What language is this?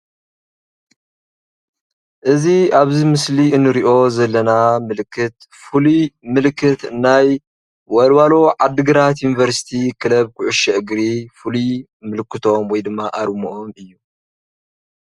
Tigrinya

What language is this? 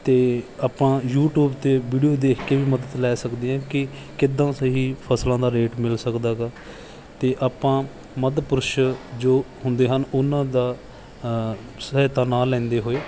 Punjabi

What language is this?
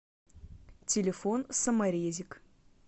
Russian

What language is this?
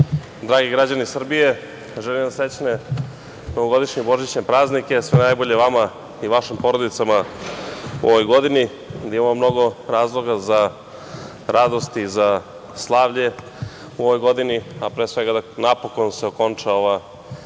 Serbian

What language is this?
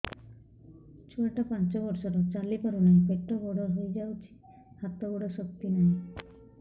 Odia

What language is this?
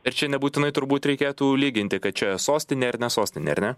Lithuanian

